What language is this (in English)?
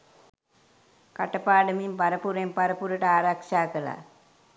Sinhala